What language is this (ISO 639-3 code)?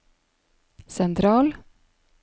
nor